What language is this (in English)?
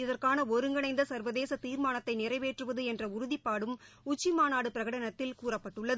Tamil